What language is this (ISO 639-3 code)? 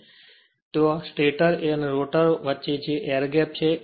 guj